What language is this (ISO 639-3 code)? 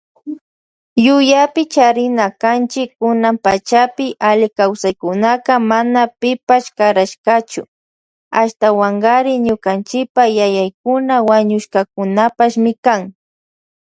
qvj